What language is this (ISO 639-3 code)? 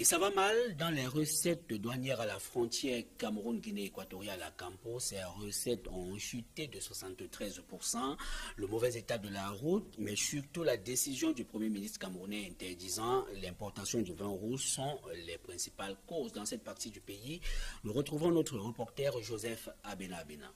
fra